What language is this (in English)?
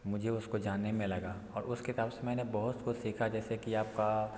Hindi